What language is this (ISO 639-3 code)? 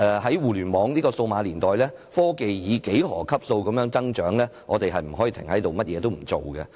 yue